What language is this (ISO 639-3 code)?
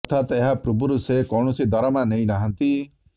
ori